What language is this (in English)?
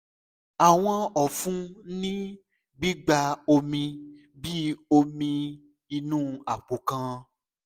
Yoruba